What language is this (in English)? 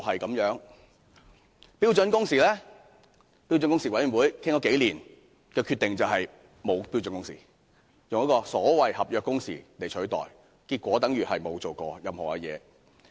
Cantonese